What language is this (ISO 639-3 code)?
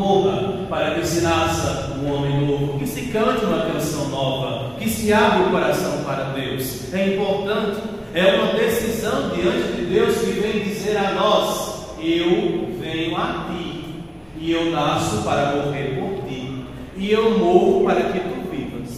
por